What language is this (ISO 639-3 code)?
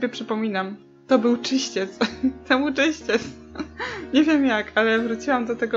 pol